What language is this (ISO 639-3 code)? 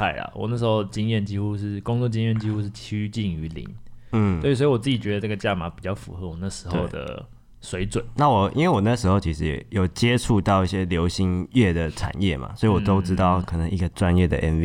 zho